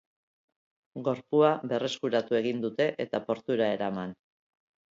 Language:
Basque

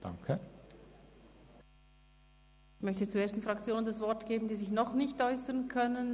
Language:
Swiss German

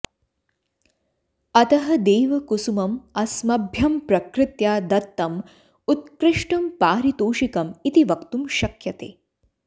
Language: Sanskrit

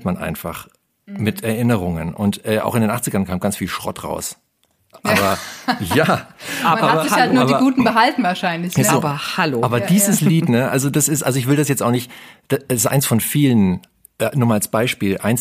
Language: German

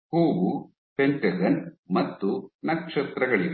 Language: Kannada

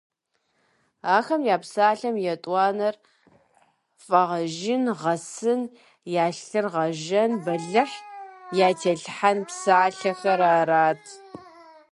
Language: Kabardian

